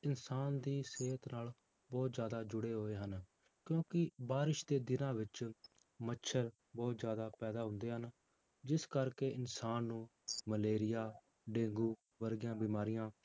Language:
Punjabi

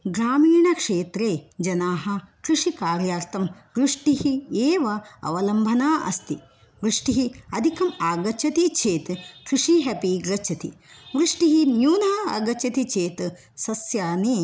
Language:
Sanskrit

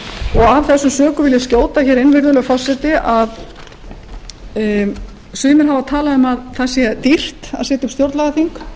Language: Icelandic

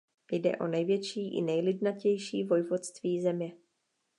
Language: Czech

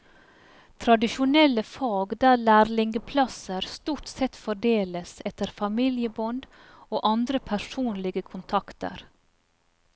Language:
Norwegian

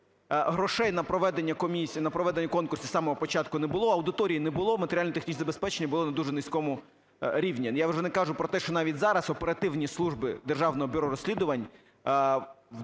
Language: Ukrainian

